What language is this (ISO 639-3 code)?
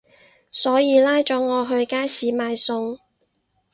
yue